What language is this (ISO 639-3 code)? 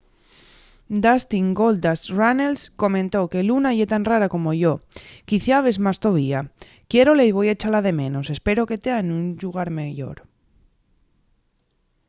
ast